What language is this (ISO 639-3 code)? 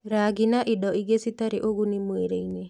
kik